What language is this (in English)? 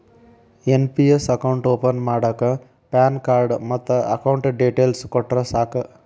Kannada